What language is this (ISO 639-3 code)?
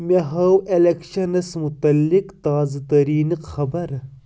kas